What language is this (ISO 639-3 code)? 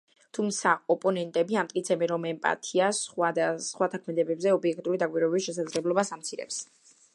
kat